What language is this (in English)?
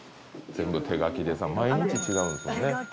Japanese